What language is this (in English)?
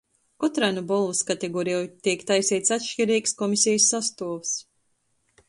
Latgalian